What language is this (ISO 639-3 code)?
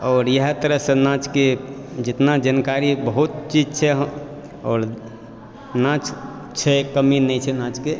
mai